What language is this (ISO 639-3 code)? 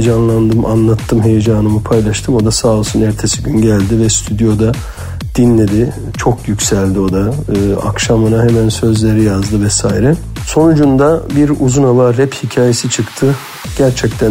tur